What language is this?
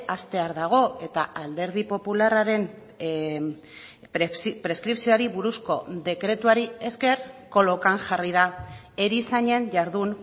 Basque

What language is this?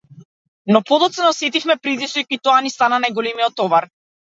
Macedonian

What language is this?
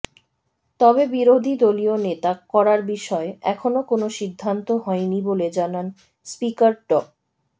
Bangla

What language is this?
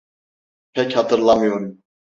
Turkish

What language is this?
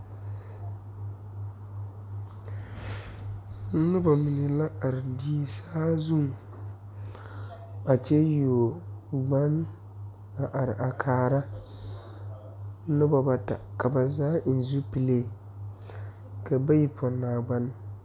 Southern Dagaare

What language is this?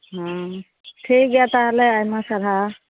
Santali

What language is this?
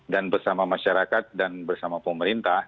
Indonesian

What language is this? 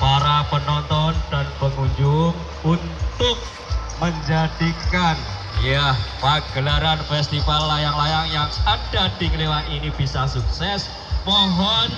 Indonesian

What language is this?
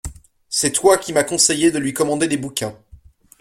French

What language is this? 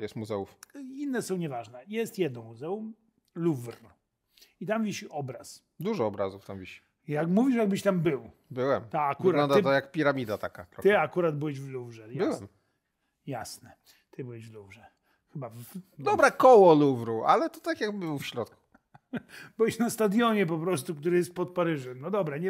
Polish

